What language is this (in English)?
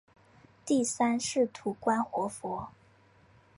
Chinese